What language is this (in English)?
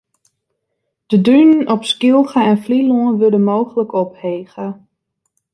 Western Frisian